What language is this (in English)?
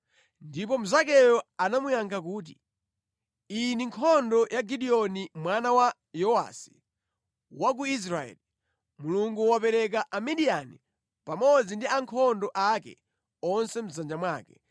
Nyanja